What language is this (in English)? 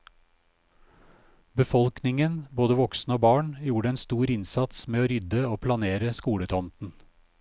Norwegian